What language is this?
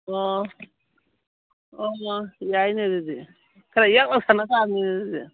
Manipuri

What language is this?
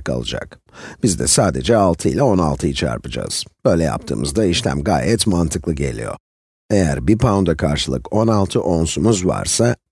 Turkish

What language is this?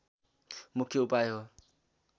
Nepali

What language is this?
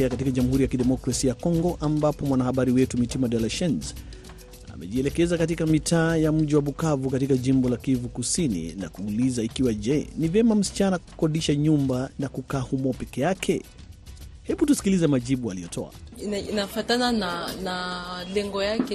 Swahili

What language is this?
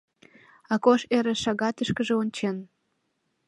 Mari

